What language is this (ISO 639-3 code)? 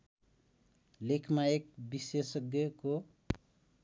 nep